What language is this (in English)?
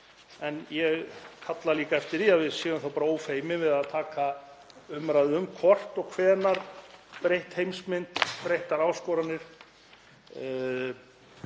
Icelandic